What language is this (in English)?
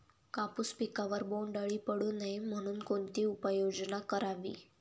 Marathi